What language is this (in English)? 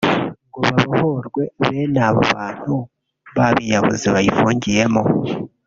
Kinyarwanda